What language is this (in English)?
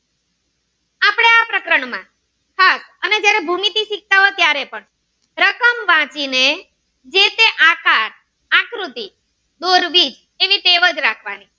Gujarati